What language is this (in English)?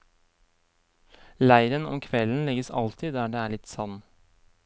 Norwegian